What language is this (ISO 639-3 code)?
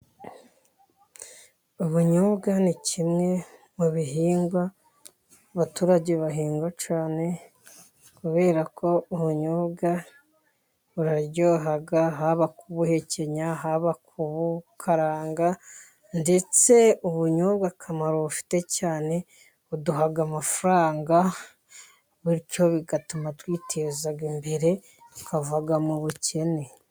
kin